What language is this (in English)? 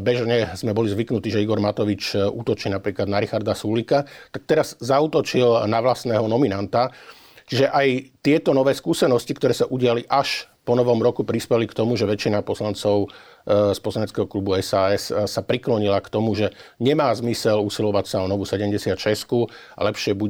Slovak